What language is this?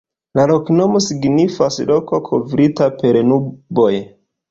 Esperanto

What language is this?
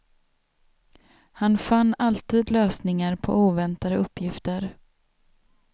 Swedish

